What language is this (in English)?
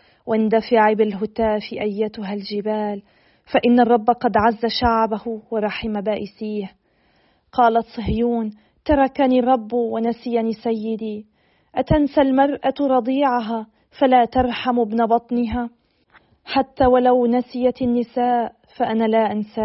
Arabic